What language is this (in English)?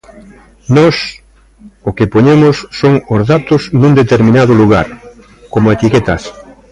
Galician